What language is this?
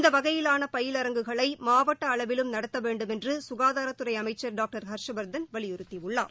Tamil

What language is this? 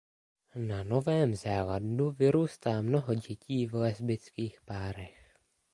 Czech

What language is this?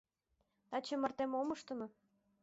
Mari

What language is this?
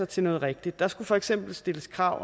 Danish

